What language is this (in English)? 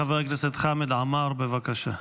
Hebrew